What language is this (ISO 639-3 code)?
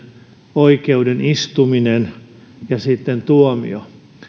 fin